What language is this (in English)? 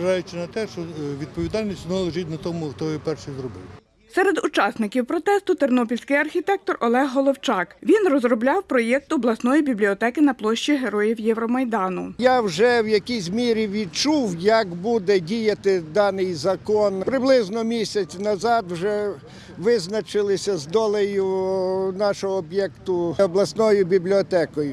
Ukrainian